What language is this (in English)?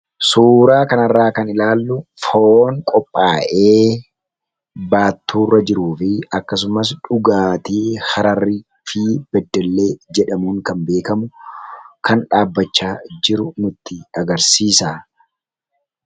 Oromo